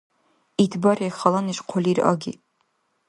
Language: Dargwa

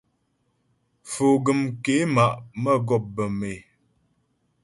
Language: Ghomala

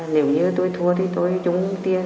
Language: Vietnamese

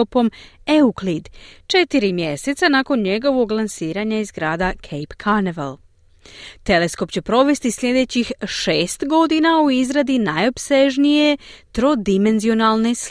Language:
Croatian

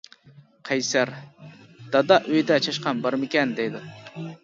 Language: Uyghur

